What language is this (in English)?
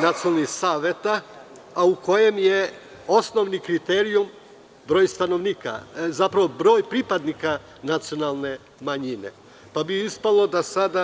Serbian